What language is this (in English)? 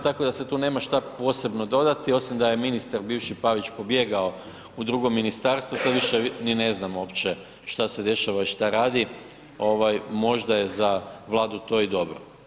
Croatian